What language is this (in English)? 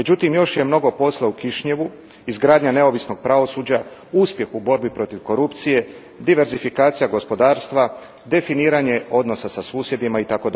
Croatian